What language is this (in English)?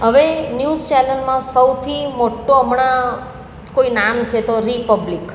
Gujarati